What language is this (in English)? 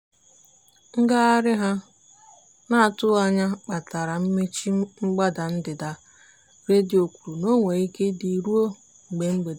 Igbo